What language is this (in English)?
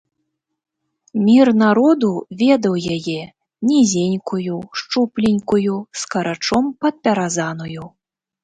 Belarusian